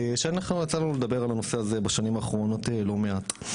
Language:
Hebrew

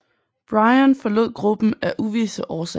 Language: Danish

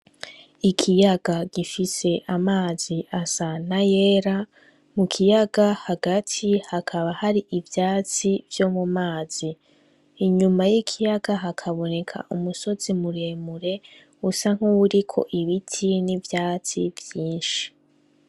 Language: Rundi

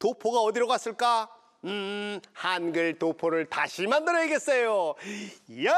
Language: Korean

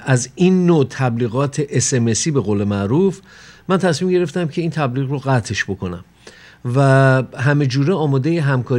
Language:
Persian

